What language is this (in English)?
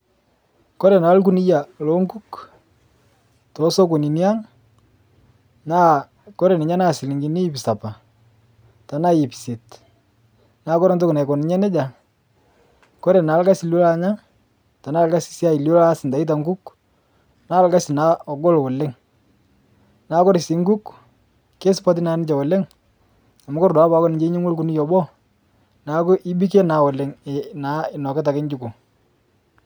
Masai